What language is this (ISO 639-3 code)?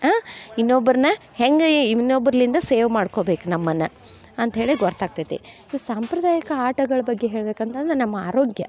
kan